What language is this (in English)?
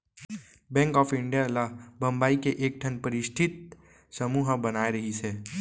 Chhattisgarhi